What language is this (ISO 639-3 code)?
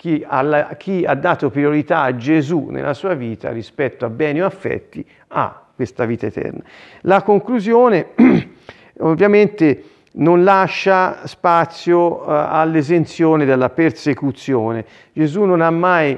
ita